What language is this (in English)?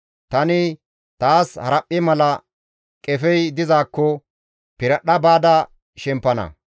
Gamo